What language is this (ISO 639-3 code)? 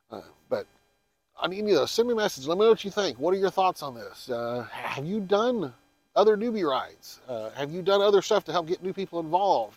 eng